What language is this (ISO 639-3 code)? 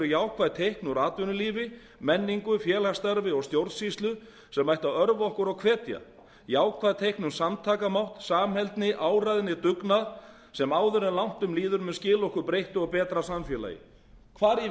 isl